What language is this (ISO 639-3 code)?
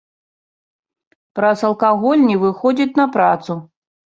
bel